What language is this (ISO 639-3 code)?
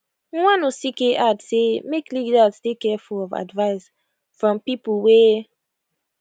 pcm